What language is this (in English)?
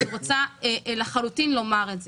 Hebrew